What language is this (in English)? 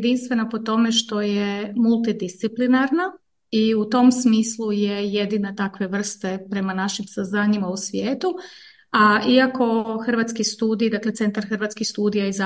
Croatian